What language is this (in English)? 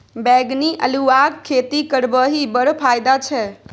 Maithili